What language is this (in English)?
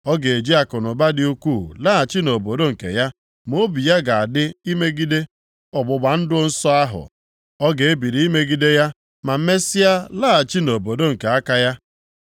Igbo